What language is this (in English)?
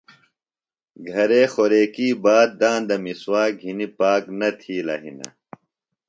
Phalura